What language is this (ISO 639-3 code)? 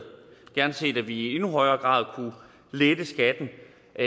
dan